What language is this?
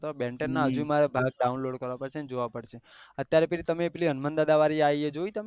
Gujarati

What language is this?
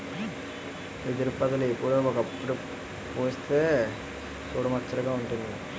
Telugu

